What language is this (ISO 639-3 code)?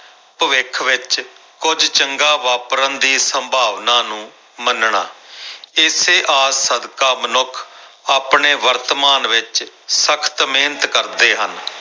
pan